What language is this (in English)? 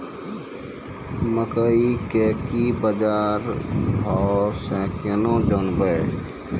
Maithili